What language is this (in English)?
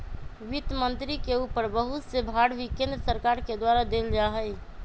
Magahi